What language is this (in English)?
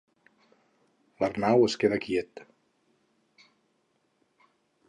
Catalan